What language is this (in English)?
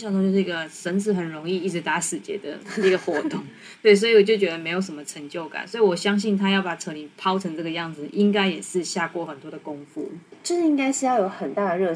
Chinese